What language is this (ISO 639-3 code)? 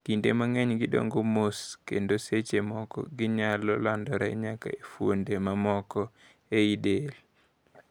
luo